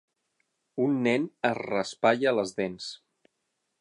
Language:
Catalan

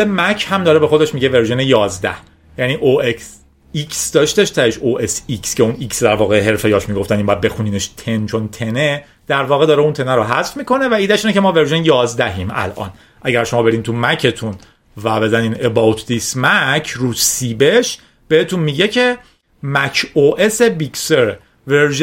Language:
Persian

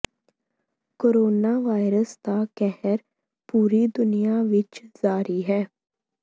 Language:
Punjabi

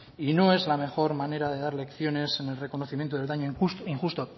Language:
Spanish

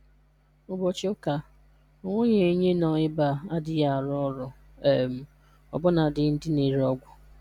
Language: Igbo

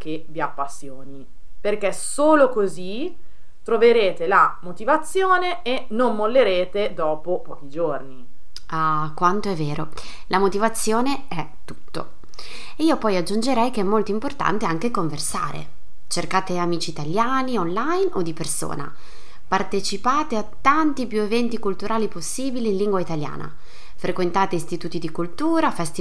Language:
Italian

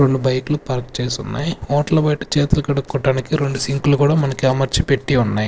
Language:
Telugu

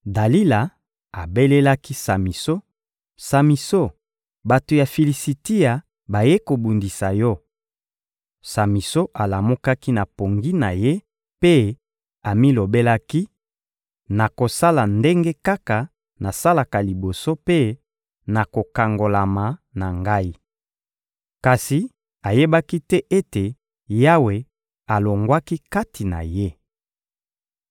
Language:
Lingala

